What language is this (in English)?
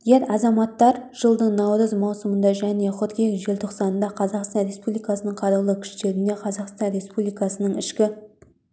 Kazakh